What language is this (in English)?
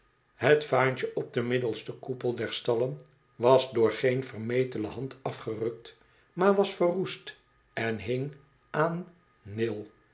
Dutch